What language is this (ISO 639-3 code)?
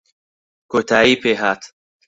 ckb